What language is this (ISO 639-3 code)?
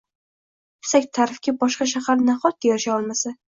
uzb